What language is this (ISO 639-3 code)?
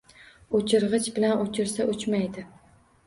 uzb